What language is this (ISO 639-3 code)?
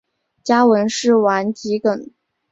zho